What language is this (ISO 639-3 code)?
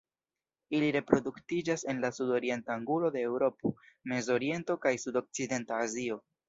epo